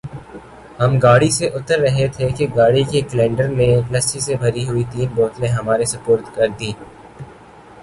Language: Urdu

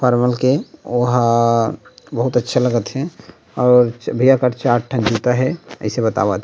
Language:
Chhattisgarhi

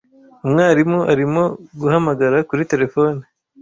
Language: Kinyarwanda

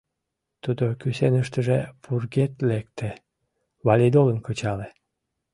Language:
Mari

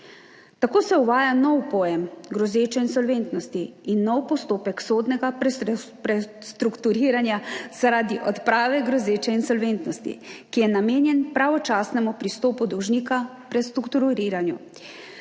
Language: Slovenian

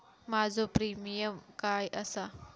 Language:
Marathi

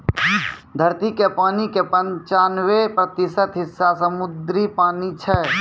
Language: Maithili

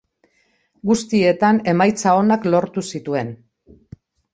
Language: Basque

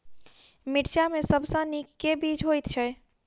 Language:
Maithili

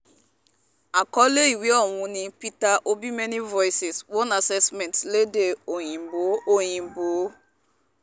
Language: Yoruba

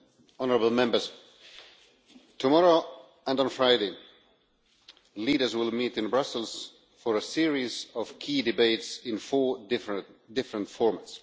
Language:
English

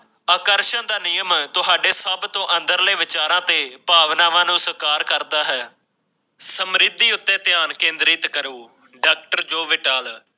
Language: Punjabi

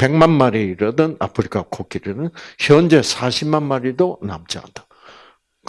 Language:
Korean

